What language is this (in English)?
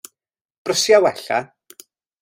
Welsh